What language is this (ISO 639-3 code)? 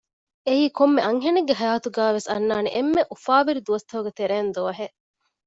div